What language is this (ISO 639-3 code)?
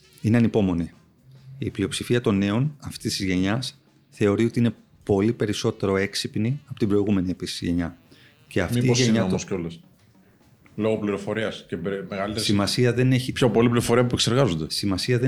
ell